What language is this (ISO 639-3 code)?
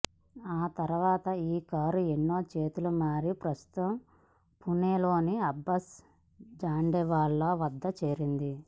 tel